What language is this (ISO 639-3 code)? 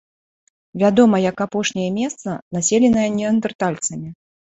bel